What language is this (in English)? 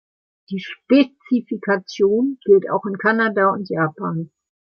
German